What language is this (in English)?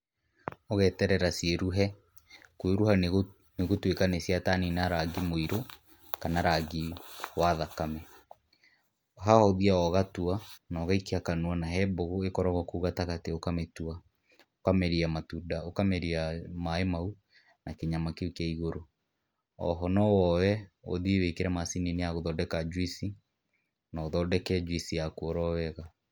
Kikuyu